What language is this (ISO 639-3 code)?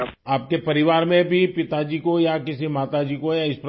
urd